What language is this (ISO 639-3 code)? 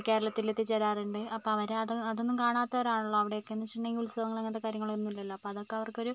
mal